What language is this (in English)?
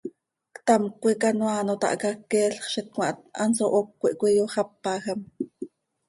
Seri